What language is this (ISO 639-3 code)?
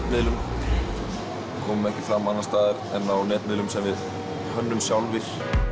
isl